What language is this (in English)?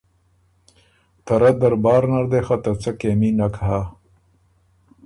Ormuri